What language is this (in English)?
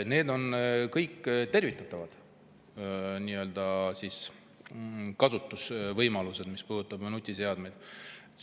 Estonian